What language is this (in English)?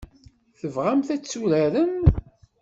Kabyle